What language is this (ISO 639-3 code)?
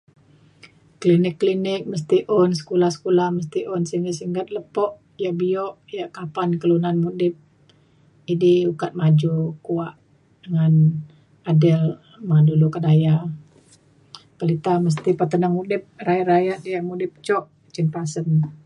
xkl